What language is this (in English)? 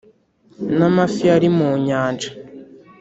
Kinyarwanda